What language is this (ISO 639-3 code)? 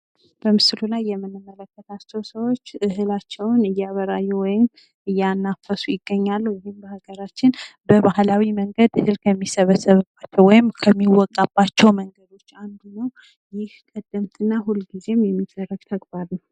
amh